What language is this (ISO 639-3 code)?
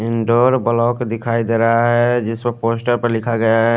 hin